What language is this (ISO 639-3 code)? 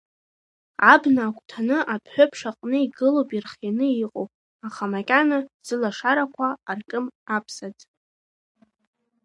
abk